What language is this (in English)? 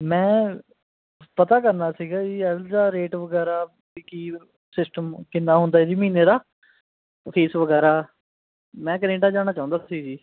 Punjabi